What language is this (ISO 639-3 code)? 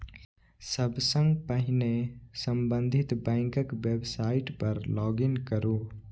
mai